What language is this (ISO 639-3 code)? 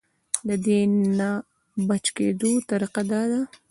pus